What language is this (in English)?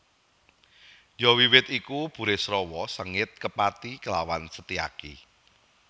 Javanese